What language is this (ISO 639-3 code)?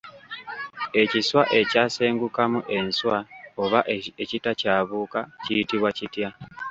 lug